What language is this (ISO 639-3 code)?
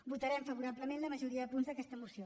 cat